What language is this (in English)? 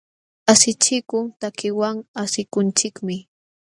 Jauja Wanca Quechua